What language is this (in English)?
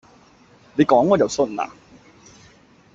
Cantonese